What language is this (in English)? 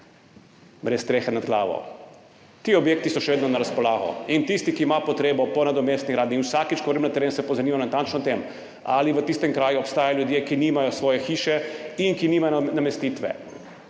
Slovenian